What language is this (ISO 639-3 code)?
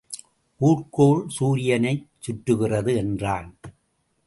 tam